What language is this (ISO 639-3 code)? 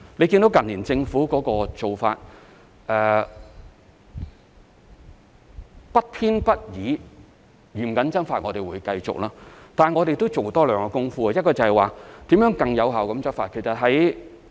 yue